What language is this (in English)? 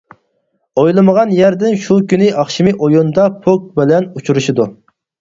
Uyghur